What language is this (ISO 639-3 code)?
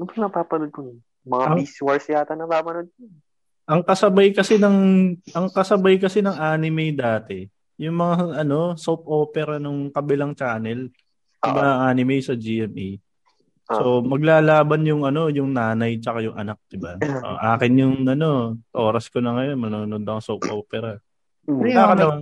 fil